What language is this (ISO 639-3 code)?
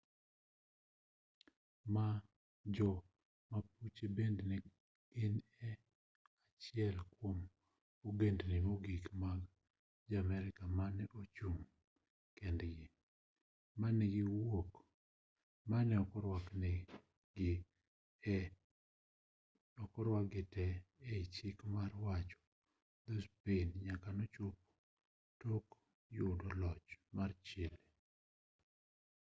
luo